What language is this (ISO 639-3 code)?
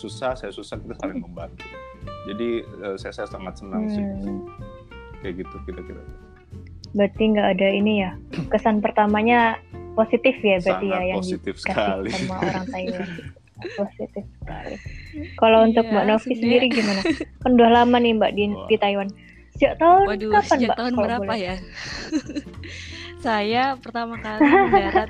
ind